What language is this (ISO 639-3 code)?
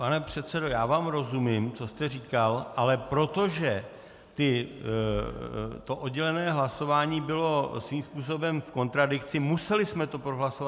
ces